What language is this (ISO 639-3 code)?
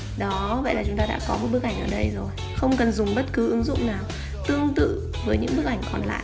vie